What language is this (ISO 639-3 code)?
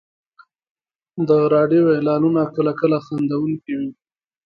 pus